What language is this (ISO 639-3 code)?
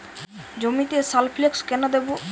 ben